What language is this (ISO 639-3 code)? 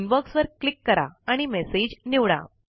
mar